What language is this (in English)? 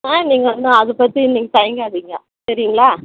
Tamil